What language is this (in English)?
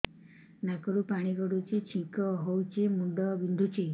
Odia